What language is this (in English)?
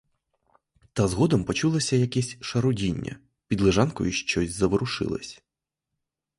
Ukrainian